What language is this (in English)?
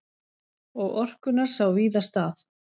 Icelandic